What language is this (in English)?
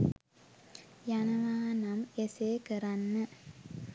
Sinhala